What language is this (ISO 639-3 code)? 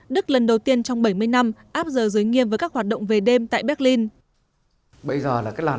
vie